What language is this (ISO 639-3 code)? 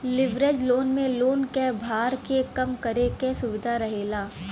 bho